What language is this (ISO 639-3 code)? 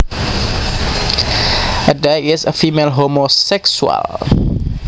jav